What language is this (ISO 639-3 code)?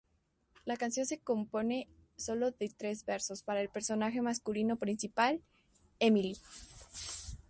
spa